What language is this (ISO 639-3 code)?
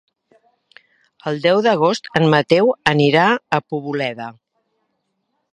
cat